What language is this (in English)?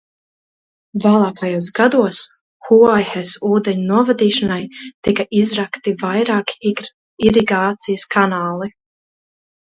Latvian